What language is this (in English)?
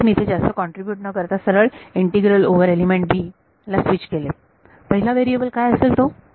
Marathi